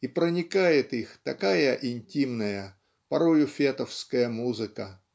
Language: Russian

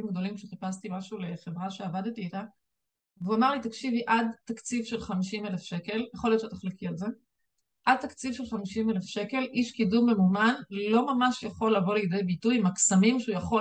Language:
Hebrew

